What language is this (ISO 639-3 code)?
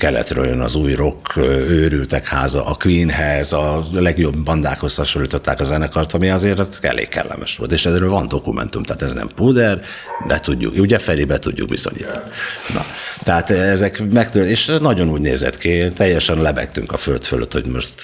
hun